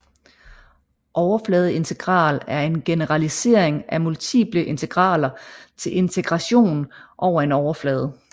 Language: Danish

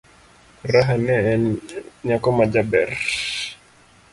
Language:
Luo (Kenya and Tanzania)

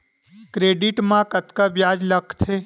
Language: Chhattisgarhi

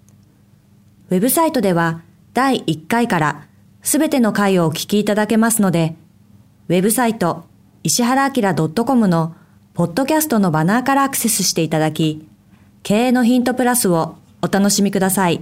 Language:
Japanese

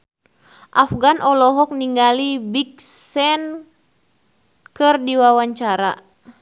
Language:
Sundanese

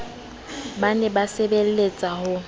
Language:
Southern Sotho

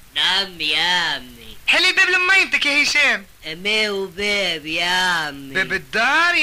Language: Arabic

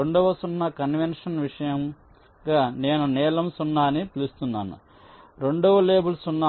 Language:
Telugu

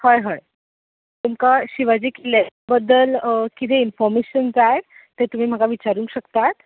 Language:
Konkani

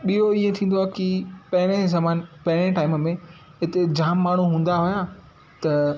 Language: Sindhi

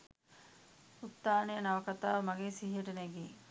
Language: Sinhala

